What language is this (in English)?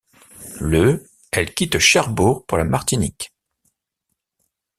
French